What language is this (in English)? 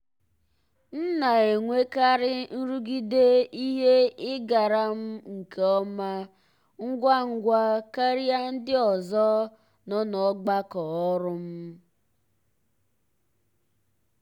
Igbo